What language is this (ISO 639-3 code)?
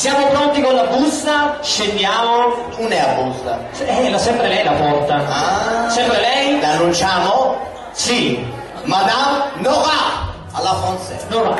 ita